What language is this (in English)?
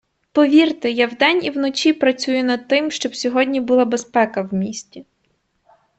Ukrainian